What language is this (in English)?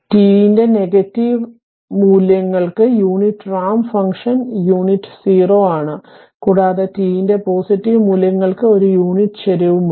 Malayalam